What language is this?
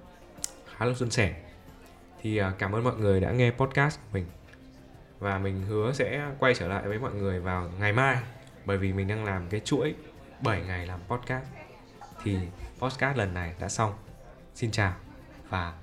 Vietnamese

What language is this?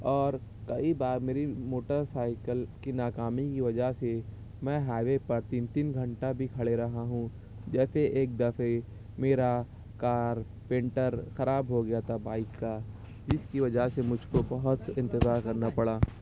Urdu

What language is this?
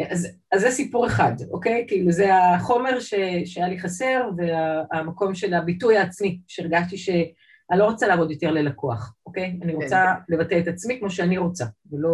Hebrew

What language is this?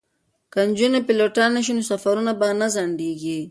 Pashto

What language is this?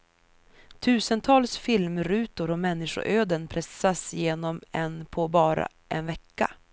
Swedish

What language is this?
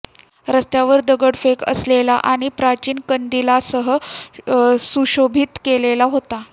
Marathi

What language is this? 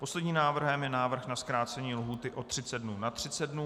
Czech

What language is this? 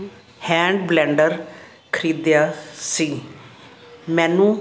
Punjabi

